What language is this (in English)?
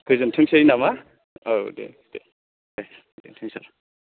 Bodo